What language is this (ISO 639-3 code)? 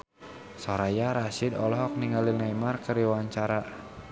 sun